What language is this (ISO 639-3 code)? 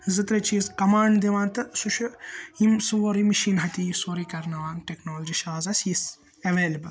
kas